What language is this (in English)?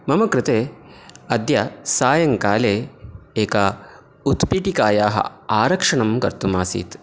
Sanskrit